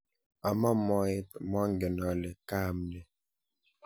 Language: Kalenjin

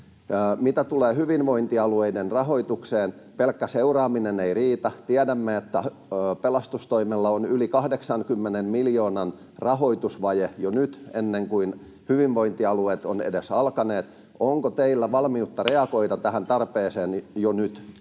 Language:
Finnish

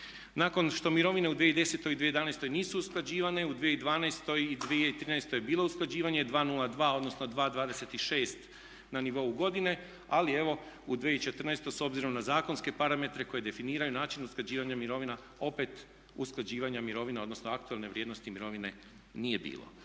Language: Croatian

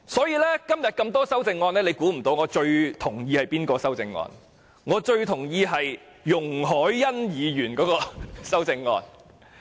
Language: Cantonese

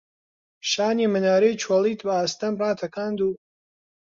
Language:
Central Kurdish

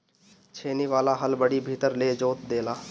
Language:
Bhojpuri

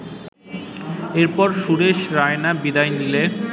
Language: Bangla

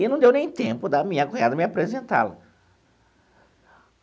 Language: Portuguese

